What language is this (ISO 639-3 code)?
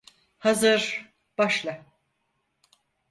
tur